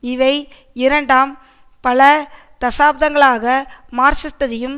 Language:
Tamil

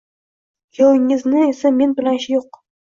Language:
Uzbek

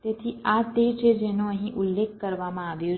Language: Gujarati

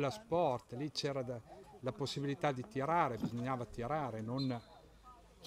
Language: Italian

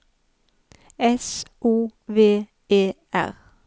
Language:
Norwegian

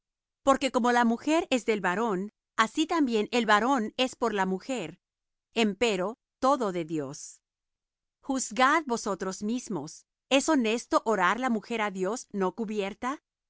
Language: Spanish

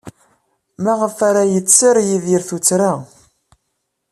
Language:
Kabyle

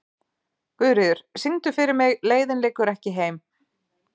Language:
Icelandic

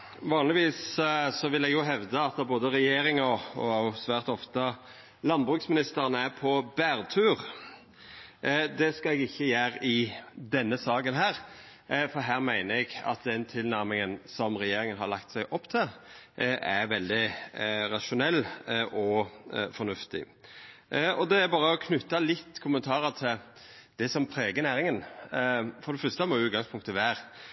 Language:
Norwegian Nynorsk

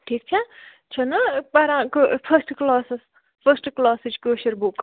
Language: Kashmiri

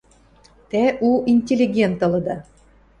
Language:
Western Mari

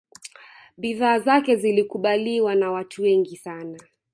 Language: Swahili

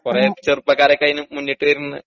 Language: Malayalam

